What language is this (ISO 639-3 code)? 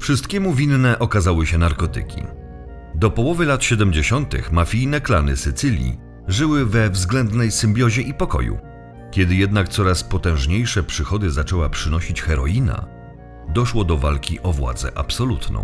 pol